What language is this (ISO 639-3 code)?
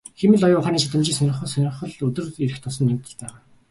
mon